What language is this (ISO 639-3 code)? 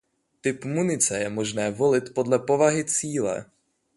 ces